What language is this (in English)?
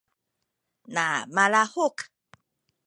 Sakizaya